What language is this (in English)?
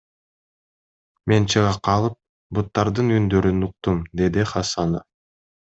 Kyrgyz